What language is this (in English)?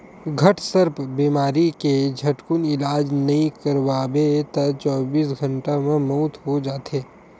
Chhattisgarhi